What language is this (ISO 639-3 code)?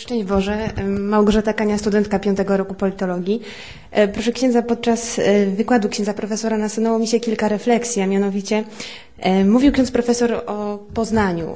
pol